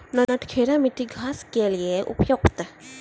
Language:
Maithili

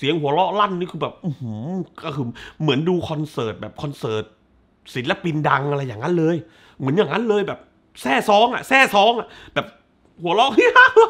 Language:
Thai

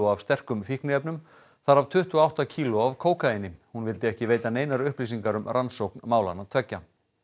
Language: Icelandic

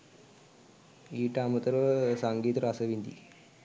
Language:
Sinhala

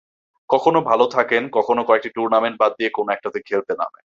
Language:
Bangla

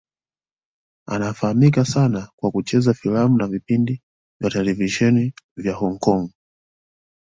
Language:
Swahili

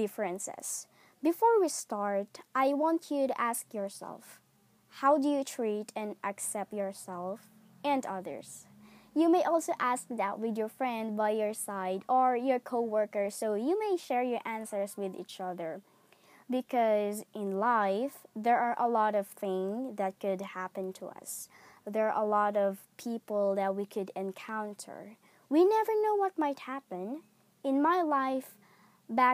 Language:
English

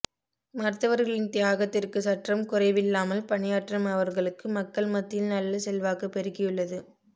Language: Tamil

